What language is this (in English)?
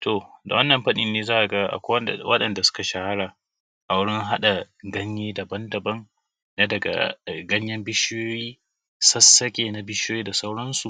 Hausa